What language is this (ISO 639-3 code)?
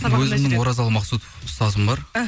kaz